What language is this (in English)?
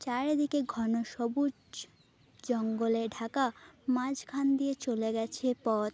Bangla